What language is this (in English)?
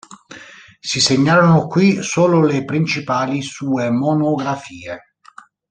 Italian